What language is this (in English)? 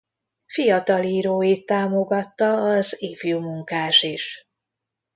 Hungarian